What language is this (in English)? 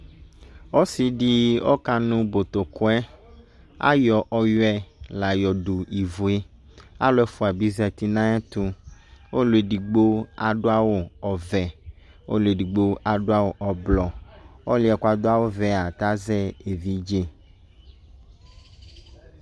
Ikposo